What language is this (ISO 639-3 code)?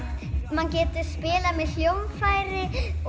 isl